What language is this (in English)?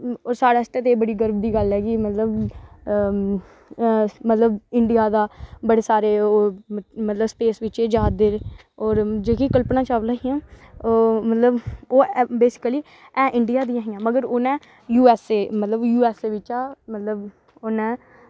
Dogri